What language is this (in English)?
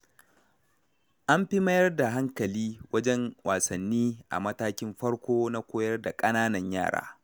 Hausa